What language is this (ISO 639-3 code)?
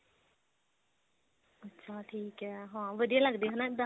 pan